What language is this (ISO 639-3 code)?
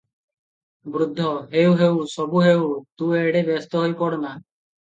ori